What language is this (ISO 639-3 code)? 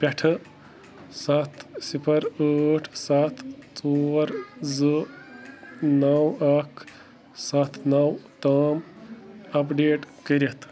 kas